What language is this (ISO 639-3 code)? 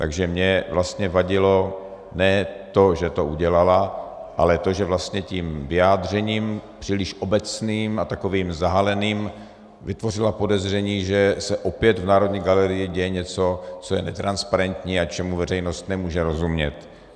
ces